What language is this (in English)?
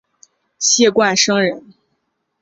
Chinese